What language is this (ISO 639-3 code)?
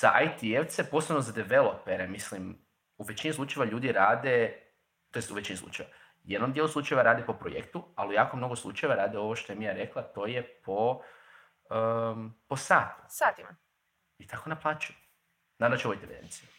hrv